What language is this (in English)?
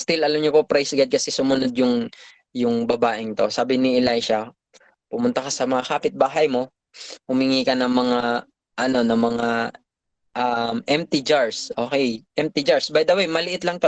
Filipino